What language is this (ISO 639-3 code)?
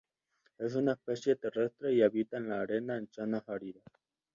spa